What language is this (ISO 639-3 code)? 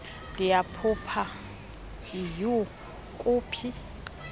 xho